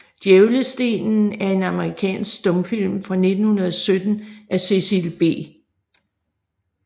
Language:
Danish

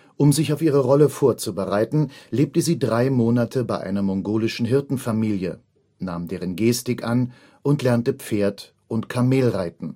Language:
German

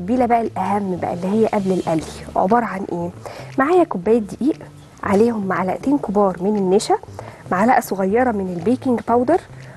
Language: Arabic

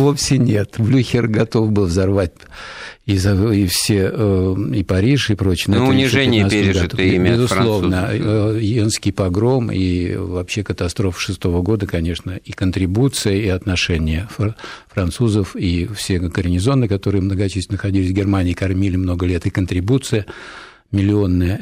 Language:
Russian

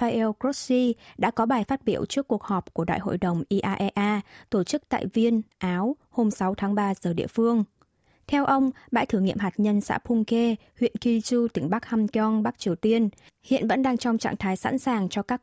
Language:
Vietnamese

